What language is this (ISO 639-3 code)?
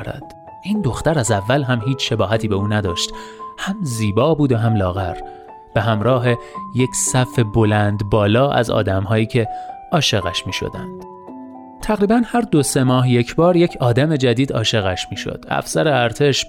fas